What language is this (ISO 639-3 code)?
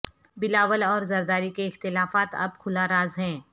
urd